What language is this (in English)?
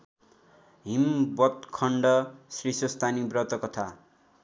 Nepali